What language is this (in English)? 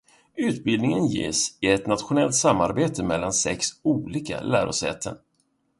Swedish